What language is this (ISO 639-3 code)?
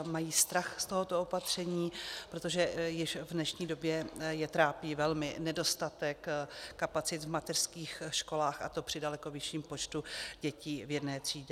ces